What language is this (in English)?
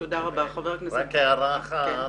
Hebrew